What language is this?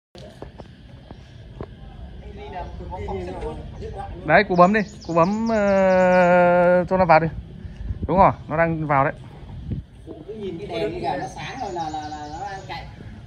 Vietnamese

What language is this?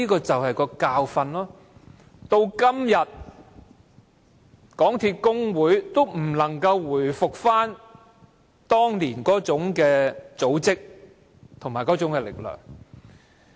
Cantonese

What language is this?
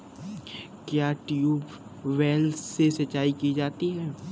Hindi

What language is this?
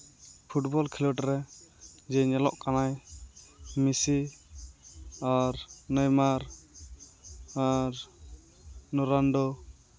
Santali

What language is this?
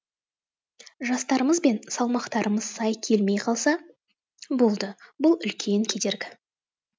Kazakh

